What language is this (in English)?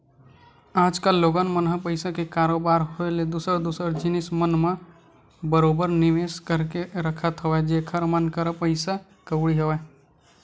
Chhattisgarhi